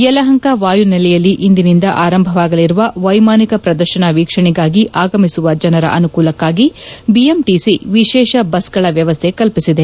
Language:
Kannada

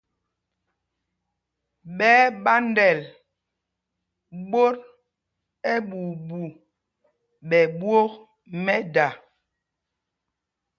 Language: Mpumpong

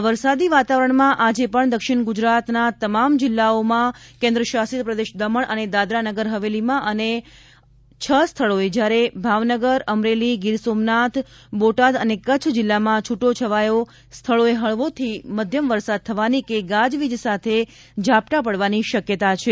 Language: Gujarati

